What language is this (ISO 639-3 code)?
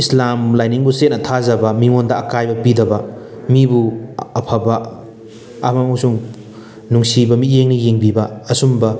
mni